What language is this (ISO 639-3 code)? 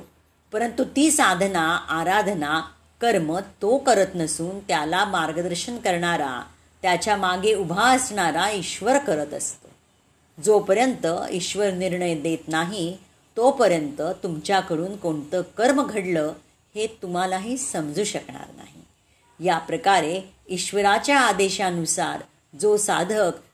mar